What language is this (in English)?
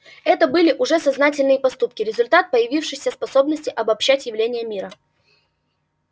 Russian